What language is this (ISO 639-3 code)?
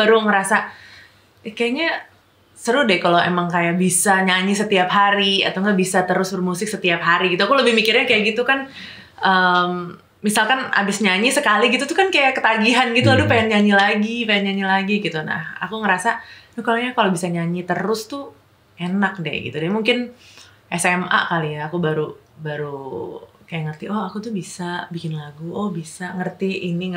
ind